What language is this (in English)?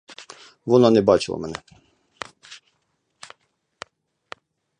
Ukrainian